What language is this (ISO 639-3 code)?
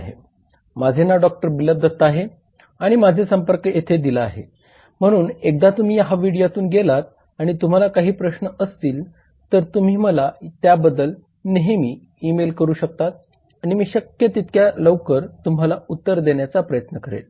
mar